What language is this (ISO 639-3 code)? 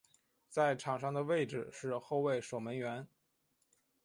zho